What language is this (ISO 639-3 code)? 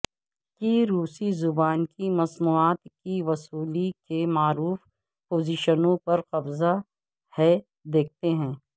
urd